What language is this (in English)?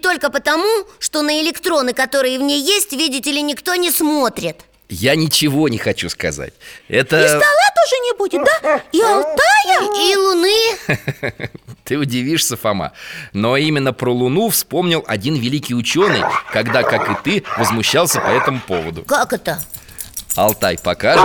Russian